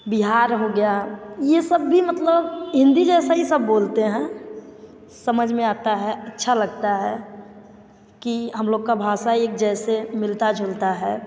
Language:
Hindi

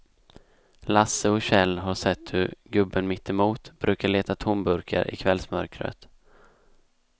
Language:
Swedish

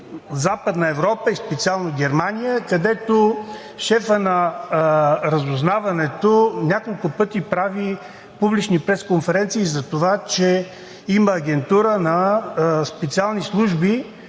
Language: Bulgarian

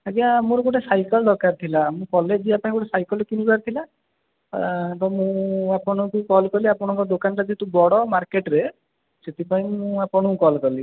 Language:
Odia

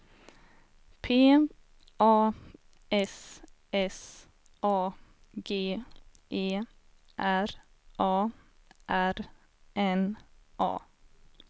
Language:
Swedish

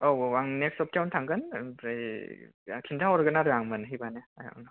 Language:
Bodo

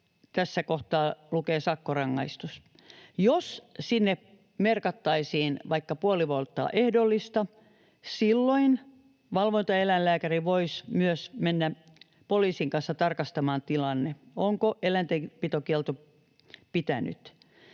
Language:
Finnish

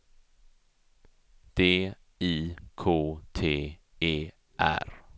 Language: Swedish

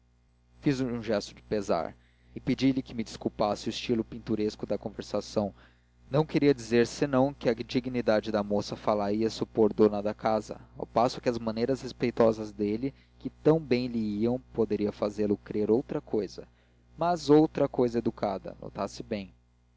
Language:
Portuguese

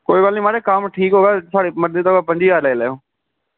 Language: Dogri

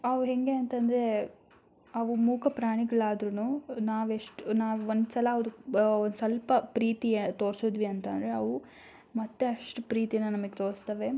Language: Kannada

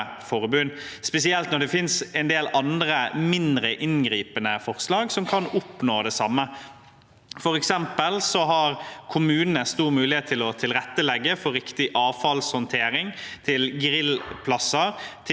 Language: Norwegian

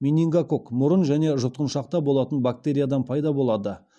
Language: Kazakh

